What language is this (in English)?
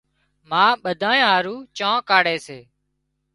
Wadiyara Koli